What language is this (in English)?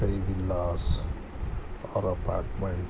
Urdu